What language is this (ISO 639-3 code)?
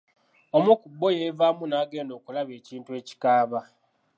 lug